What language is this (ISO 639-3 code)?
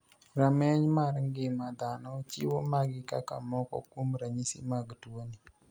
luo